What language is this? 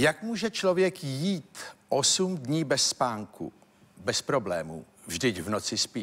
Czech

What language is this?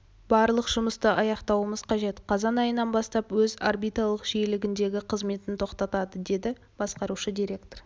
Kazakh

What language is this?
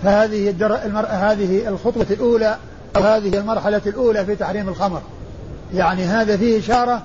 Arabic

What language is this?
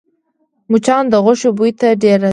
Pashto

